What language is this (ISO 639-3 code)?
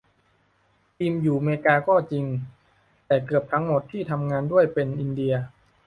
tha